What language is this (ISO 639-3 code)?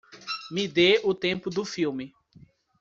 por